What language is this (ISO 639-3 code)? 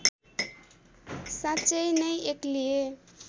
nep